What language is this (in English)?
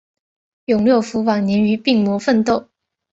Chinese